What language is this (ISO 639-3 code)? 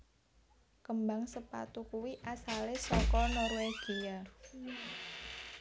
jav